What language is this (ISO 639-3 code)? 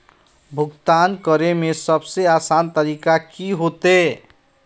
mag